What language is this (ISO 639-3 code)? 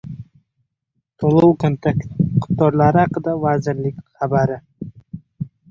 uzb